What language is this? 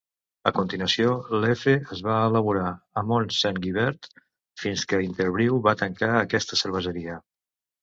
Catalan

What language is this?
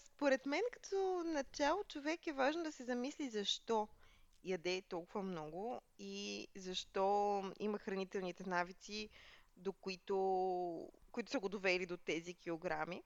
Bulgarian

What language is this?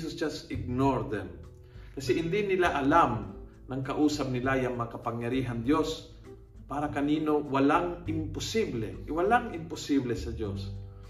Filipino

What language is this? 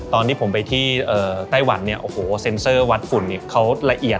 Thai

